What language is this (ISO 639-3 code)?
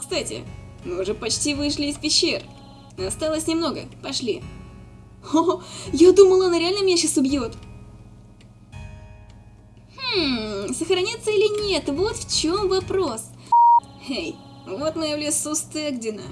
rus